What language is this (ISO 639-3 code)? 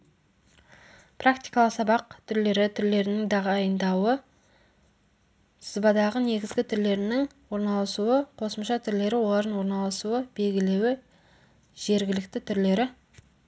kaz